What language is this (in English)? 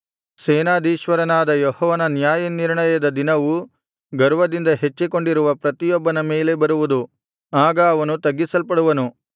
Kannada